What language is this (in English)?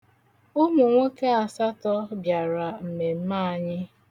Igbo